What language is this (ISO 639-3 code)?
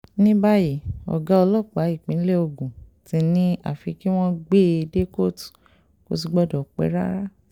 yor